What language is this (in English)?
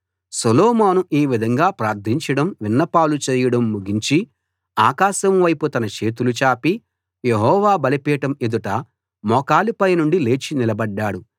Telugu